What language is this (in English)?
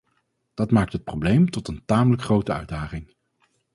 Dutch